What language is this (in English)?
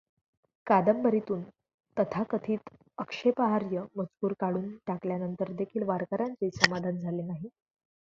Marathi